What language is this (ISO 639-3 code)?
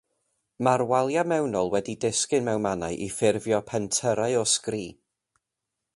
cym